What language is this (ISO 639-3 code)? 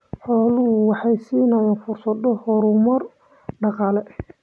som